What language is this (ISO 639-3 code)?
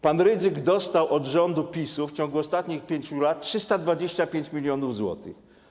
pol